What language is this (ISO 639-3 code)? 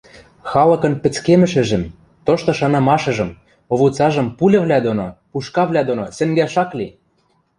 mrj